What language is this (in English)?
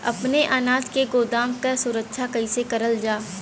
Bhojpuri